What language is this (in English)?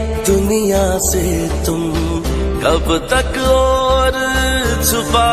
Arabic